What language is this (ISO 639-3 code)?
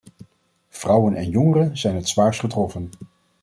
nld